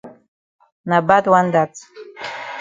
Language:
Cameroon Pidgin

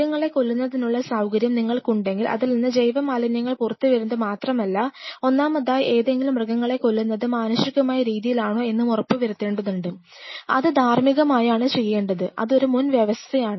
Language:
Malayalam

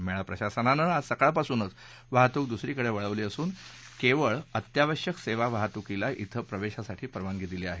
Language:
Marathi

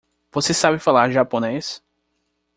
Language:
Portuguese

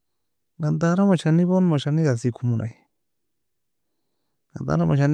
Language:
Nobiin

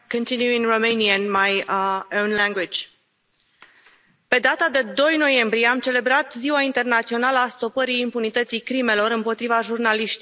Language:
Romanian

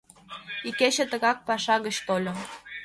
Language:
Mari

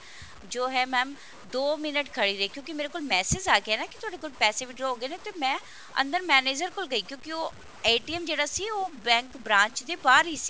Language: Punjabi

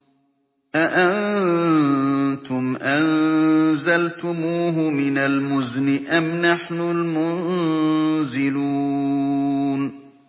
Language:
Arabic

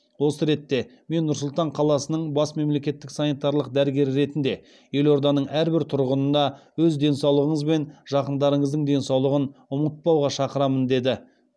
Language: Kazakh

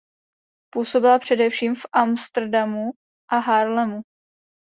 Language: Czech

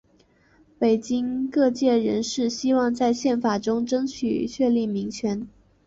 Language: Chinese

